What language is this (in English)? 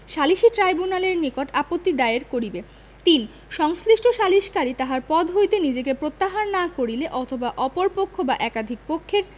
Bangla